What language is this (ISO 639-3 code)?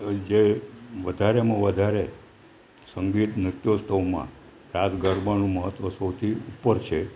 guj